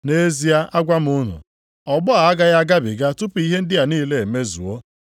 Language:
Igbo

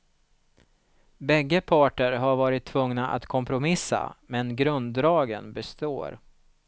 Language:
Swedish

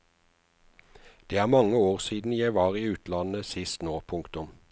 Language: Norwegian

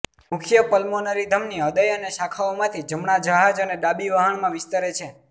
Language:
Gujarati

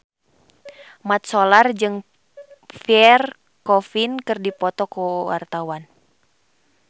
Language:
Sundanese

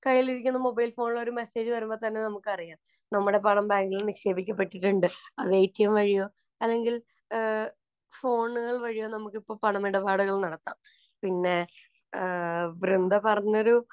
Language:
Malayalam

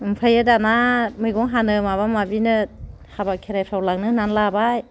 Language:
Bodo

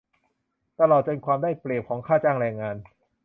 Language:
Thai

